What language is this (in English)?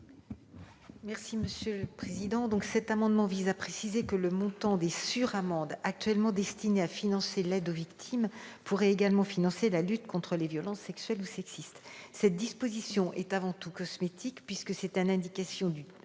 French